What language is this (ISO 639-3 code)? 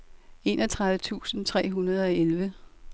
dan